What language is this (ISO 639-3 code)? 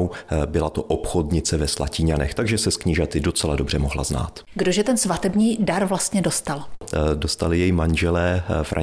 ces